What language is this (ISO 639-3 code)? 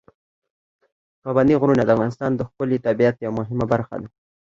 pus